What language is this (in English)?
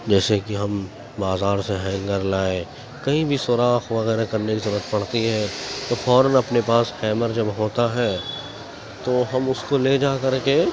Urdu